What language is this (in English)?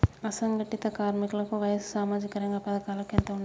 Telugu